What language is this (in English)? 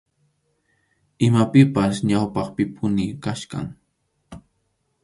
Arequipa-La Unión Quechua